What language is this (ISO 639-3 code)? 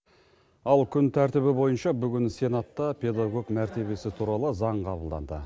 kaz